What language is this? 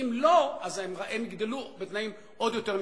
Hebrew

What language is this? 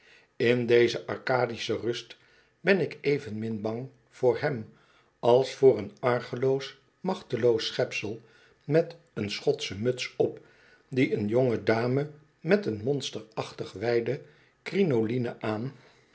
Dutch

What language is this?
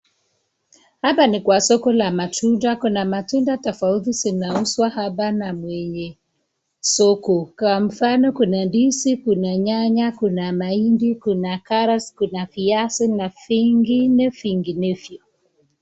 Swahili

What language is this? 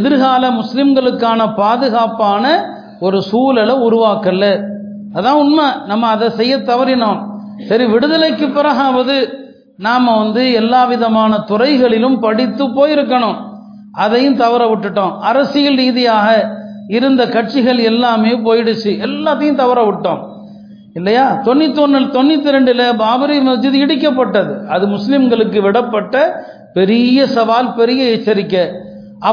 Tamil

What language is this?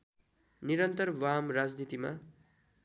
Nepali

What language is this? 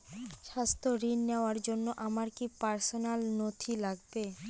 Bangla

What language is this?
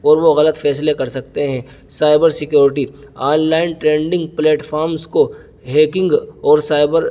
Urdu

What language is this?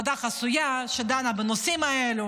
Hebrew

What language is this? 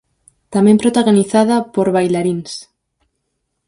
Galician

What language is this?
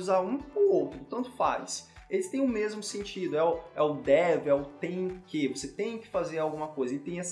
Portuguese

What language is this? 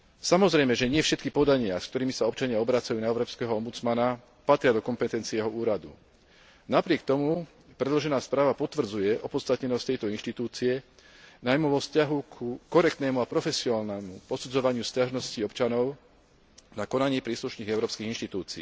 Slovak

